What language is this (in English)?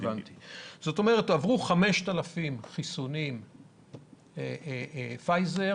Hebrew